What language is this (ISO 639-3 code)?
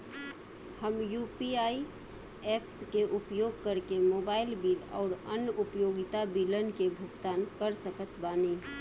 bho